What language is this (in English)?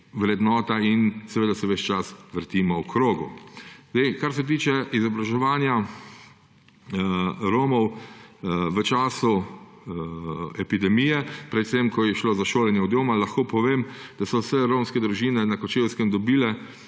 Slovenian